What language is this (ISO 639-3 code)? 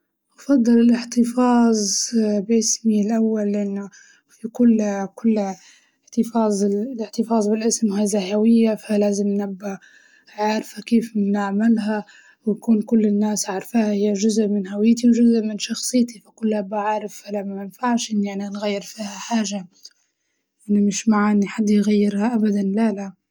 ayl